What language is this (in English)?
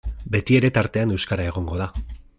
Basque